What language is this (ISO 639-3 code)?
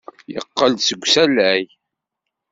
kab